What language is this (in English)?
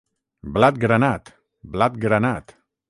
Catalan